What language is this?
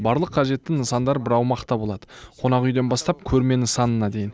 Kazakh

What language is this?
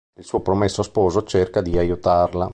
Italian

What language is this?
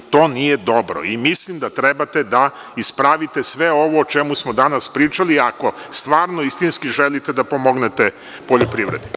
Serbian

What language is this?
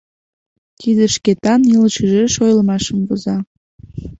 Mari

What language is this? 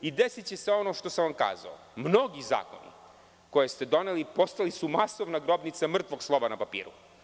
Serbian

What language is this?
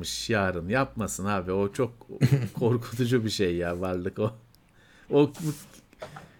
Turkish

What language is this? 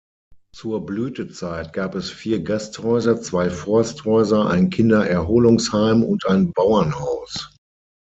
German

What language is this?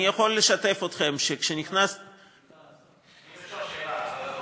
Hebrew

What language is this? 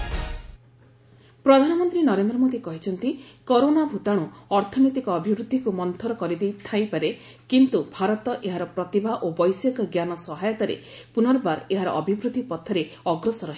Odia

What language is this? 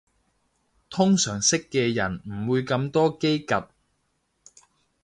Cantonese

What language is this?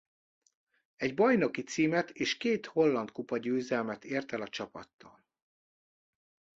Hungarian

